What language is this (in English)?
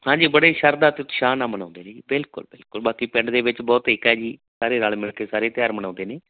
Punjabi